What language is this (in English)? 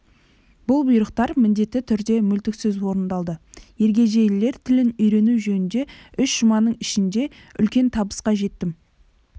Kazakh